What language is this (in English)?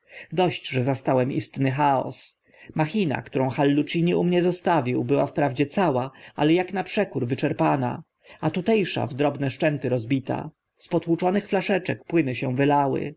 Polish